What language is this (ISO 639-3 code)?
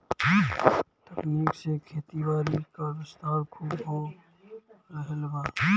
bho